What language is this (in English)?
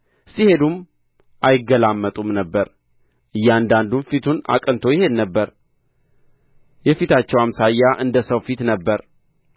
Amharic